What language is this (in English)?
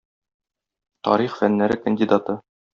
Tatar